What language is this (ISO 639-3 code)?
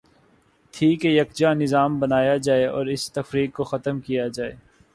urd